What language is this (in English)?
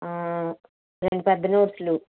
Telugu